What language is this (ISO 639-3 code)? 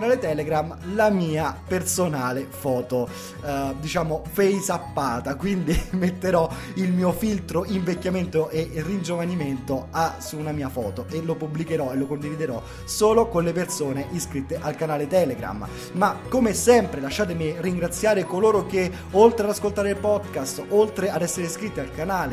ita